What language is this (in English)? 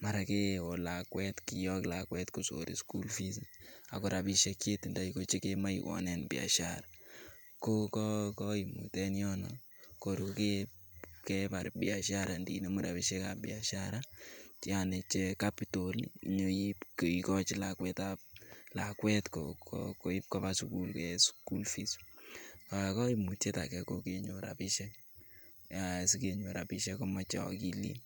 Kalenjin